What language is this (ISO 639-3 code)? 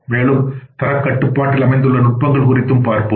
tam